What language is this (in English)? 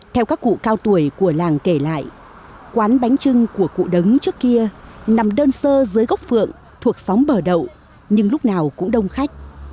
Vietnamese